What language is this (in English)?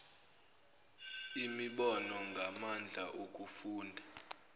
Zulu